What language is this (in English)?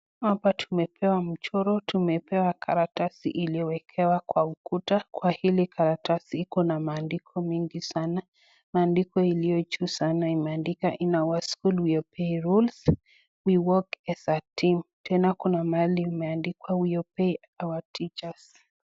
Swahili